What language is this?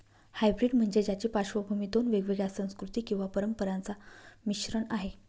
Marathi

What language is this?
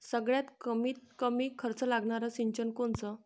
Marathi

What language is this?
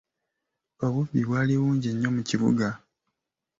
Ganda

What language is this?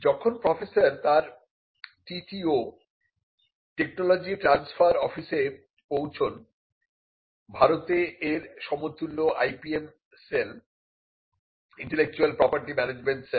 Bangla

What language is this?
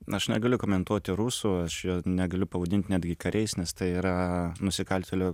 Lithuanian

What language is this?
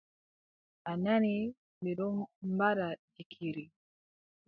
Adamawa Fulfulde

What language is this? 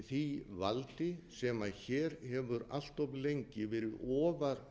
Icelandic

